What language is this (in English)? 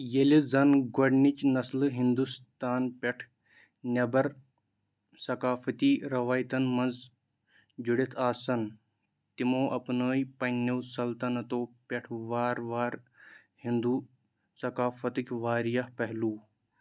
Kashmiri